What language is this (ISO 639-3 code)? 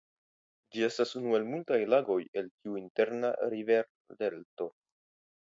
epo